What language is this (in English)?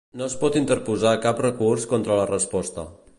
Catalan